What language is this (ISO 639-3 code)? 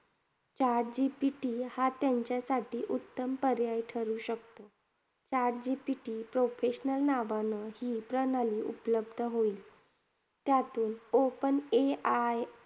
mar